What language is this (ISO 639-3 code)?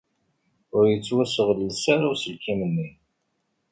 kab